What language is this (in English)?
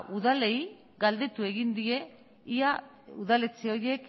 Basque